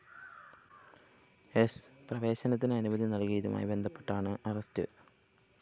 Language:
Malayalam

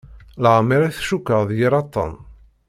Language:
Kabyle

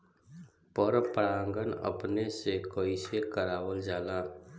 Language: Bhojpuri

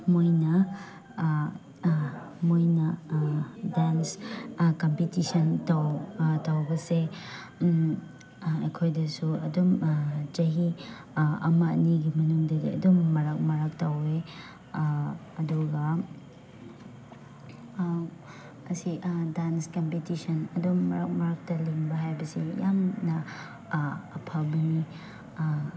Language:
Manipuri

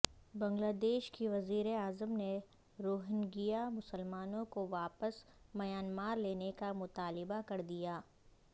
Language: Urdu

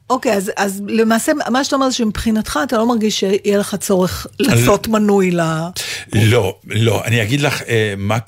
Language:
Hebrew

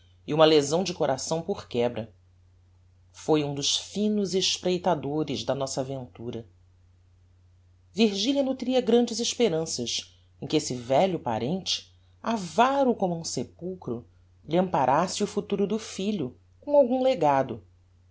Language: Portuguese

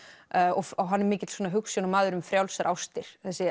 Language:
Icelandic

